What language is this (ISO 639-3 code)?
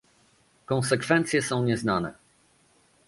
pol